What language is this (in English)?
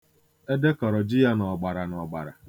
Igbo